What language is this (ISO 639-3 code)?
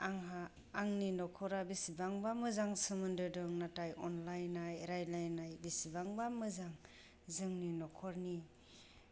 brx